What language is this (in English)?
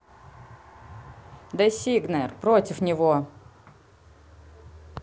Russian